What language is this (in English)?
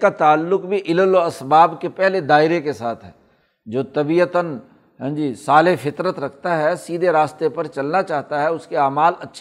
Urdu